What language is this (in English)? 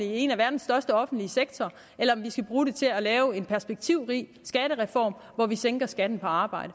Danish